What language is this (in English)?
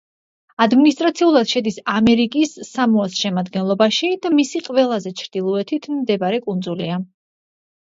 Georgian